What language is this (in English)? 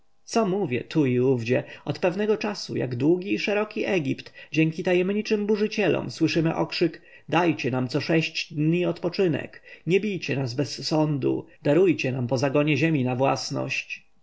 Polish